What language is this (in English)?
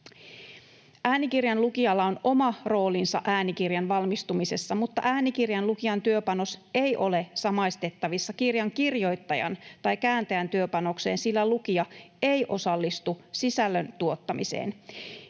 Finnish